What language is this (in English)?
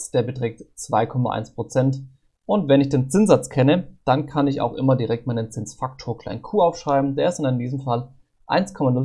German